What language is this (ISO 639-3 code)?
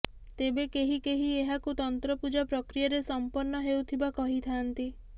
ori